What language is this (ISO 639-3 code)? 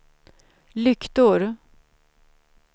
swe